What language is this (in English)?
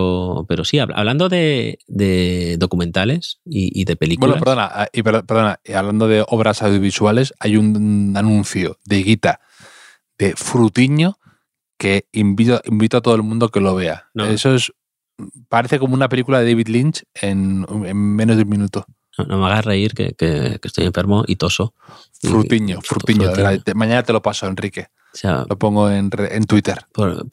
Spanish